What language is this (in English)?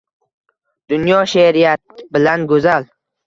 Uzbek